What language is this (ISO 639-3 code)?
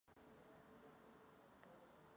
ces